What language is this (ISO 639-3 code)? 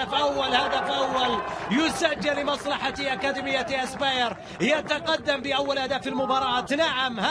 ara